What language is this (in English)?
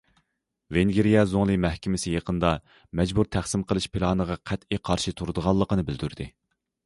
Uyghur